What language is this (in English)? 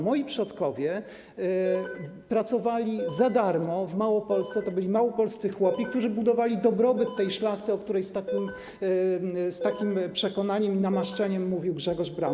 Polish